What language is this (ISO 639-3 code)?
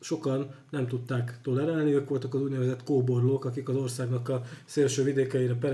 hun